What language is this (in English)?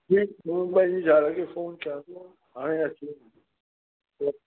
Sindhi